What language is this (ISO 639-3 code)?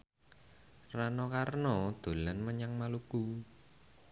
jav